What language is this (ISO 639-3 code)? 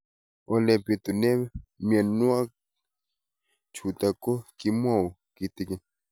kln